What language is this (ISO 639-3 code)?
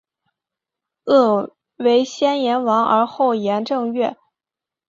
zho